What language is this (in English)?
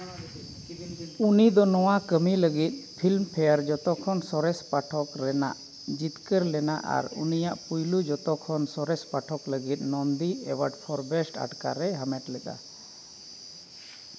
Santali